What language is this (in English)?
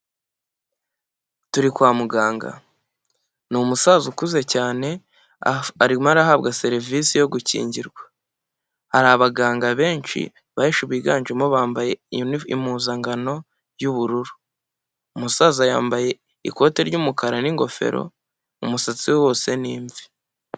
Kinyarwanda